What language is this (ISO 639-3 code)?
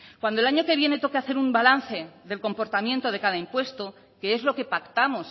spa